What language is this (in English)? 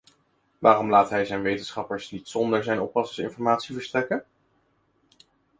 Dutch